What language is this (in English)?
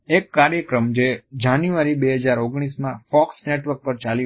Gujarati